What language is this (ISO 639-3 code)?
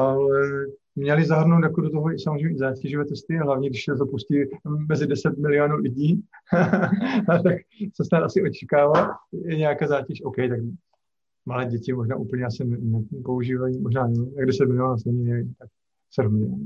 ces